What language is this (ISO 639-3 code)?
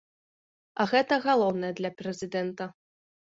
bel